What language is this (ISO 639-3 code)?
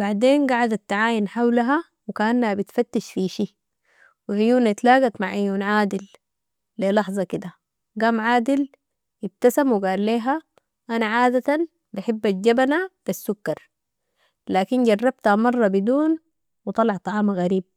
apd